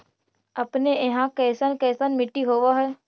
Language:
Magahi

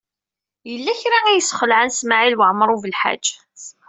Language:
Kabyle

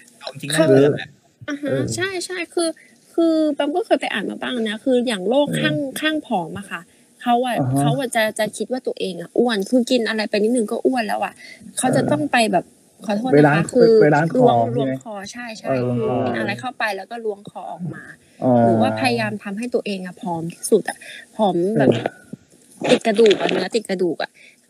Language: Thai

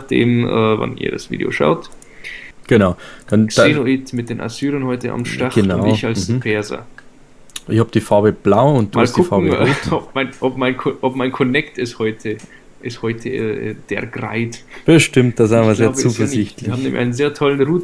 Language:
German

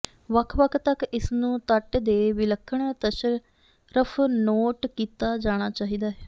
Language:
Punjabi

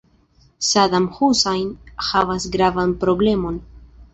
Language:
Esperanto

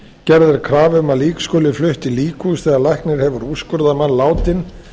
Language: Icelandic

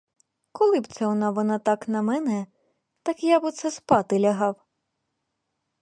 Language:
Ukrainian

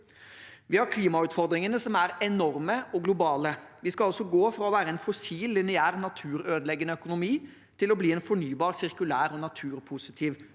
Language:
Norwegian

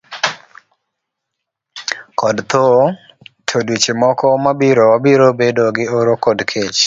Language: Luo (Kenya and Tanzania)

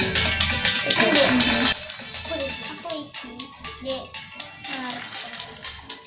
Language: Indonesian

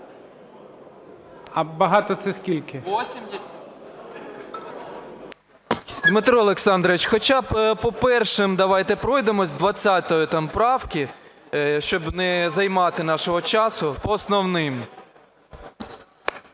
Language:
Ukrainian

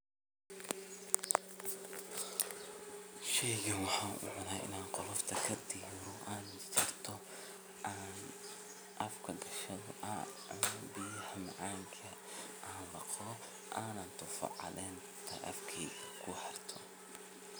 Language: Somali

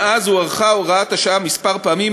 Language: Hebrew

